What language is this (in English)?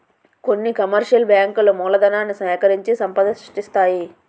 Telugu